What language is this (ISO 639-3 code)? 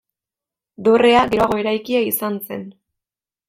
eus